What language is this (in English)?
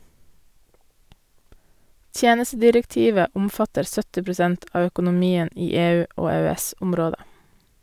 Norwegian